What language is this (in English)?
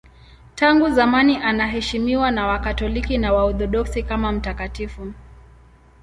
Swahili